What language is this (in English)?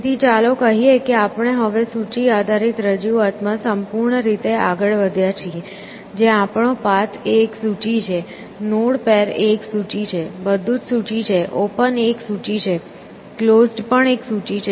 Gujarati